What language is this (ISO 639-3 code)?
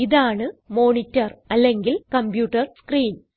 mal